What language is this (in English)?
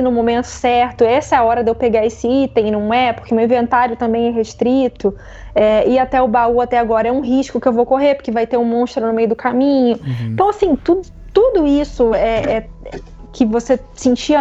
Portuguese